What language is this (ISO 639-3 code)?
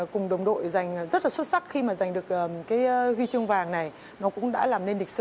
vie